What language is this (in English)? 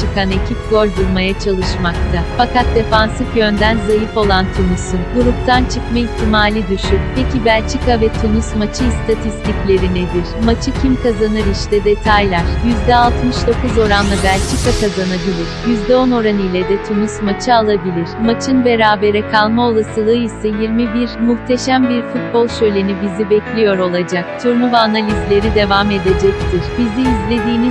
Turkish